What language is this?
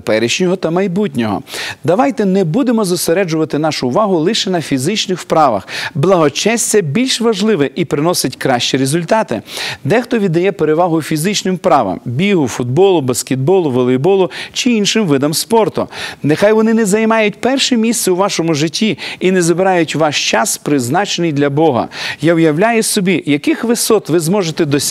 Ukrainian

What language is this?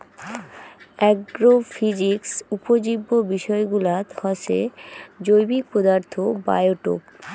Bangla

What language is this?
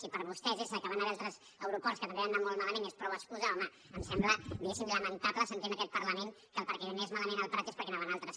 Catalan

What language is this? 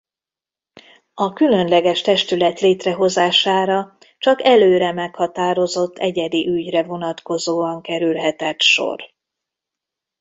Hungarian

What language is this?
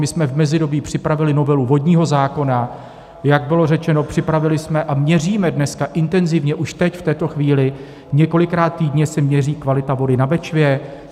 Czech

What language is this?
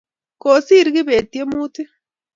Kalenjin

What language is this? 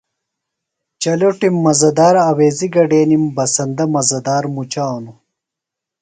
Phalura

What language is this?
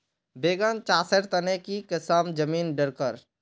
Magahi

